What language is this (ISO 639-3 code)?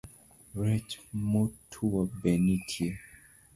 luo